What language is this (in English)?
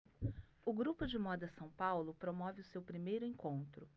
Portuguese